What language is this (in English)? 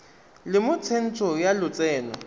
Tswana